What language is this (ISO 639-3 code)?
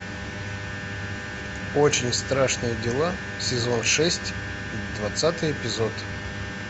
rus